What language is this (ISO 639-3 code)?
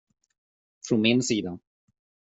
swe